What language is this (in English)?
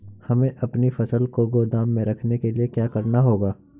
Hindi